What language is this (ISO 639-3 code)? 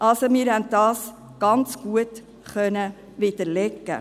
gsw